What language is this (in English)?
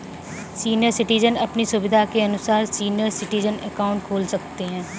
Hindi